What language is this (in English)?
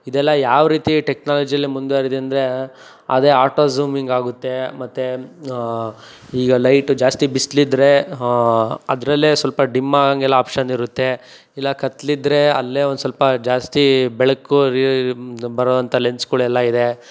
Kannada